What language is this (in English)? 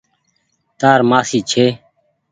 Goaria